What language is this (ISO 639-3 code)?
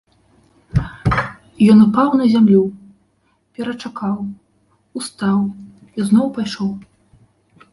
bel